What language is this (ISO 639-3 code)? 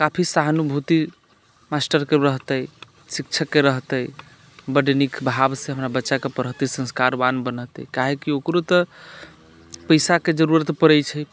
mai